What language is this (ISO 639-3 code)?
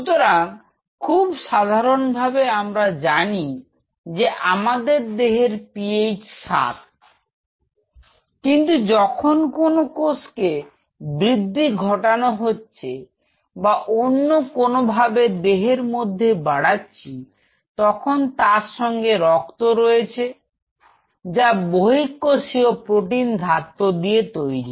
ben